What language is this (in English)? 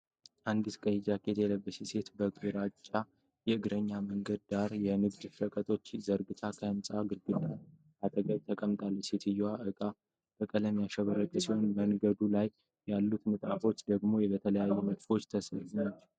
Amharic